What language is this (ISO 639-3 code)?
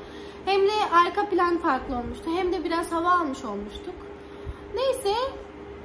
tur